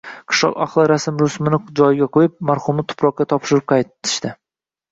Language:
Uzbek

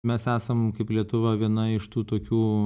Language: Lithuanian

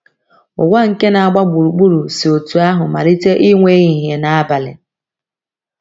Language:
Igbo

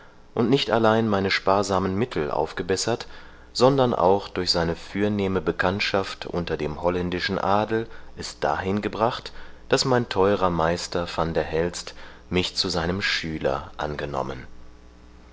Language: German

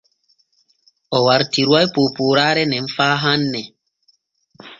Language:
Borgu Fulfulde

